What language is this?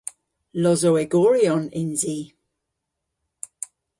Cornish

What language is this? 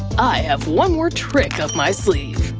English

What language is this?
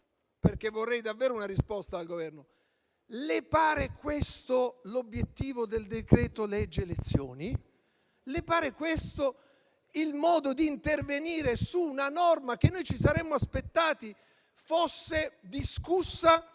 Italian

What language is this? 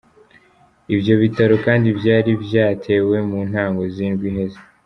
Kinyarwanda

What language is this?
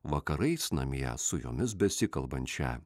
Lithuanian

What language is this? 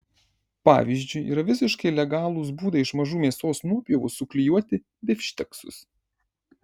Lithuanian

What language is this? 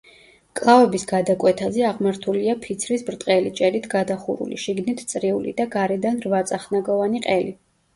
Georgian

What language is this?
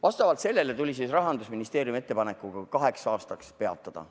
Estonian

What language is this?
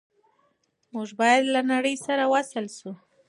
Pashto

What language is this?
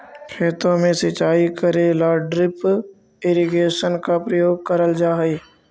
Magahi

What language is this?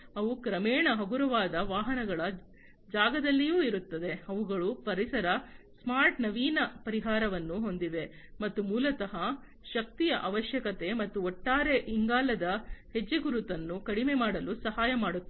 Kannada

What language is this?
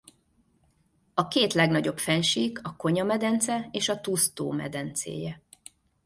Hungarian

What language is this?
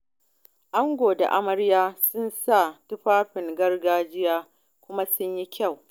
Hausa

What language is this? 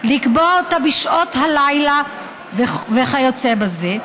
Hebrew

